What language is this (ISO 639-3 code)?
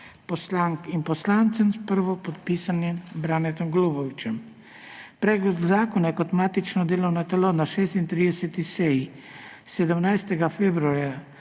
slv